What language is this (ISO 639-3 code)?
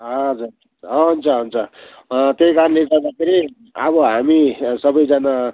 nep